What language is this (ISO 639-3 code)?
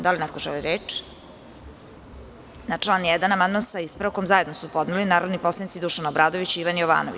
srp